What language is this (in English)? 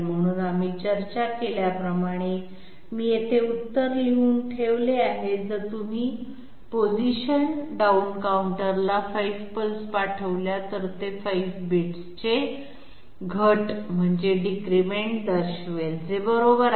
Marathi